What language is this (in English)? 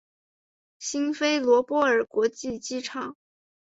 Chinese